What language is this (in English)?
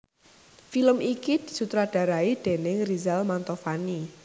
Javanese